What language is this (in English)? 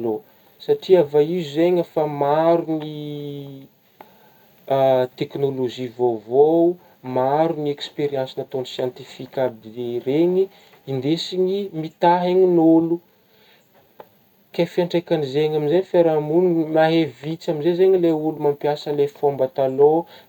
Northern Betsimisaraka Malagasy